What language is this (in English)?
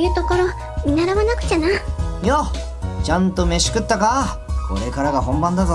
Japanese